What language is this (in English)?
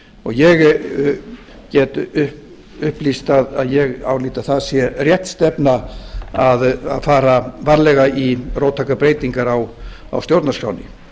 Icelandic